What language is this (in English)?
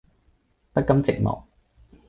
Cantonese